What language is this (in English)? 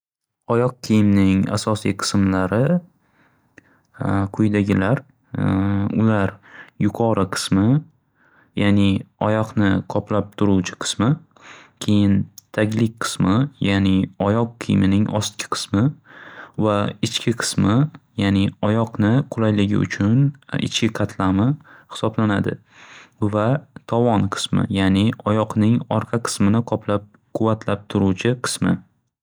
Uzbek